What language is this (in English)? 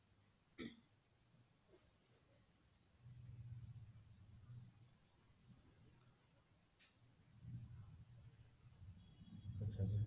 Odia